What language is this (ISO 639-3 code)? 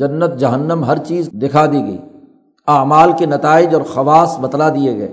urd